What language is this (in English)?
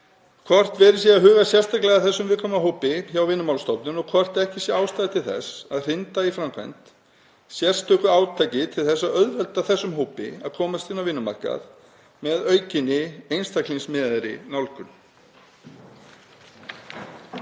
Icelandic